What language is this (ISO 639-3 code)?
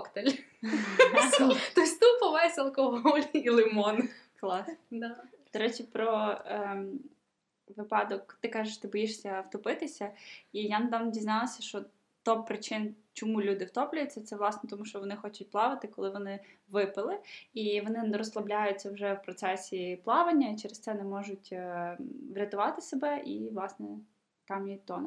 ukr